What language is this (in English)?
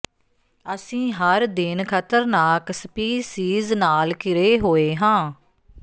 Punjabi